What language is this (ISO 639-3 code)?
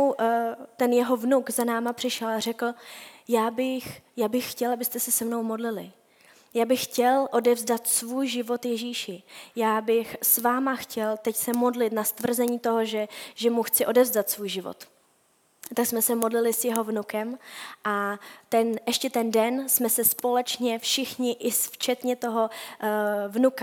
ces